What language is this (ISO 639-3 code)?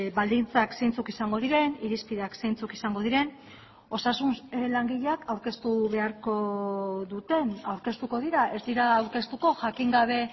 eus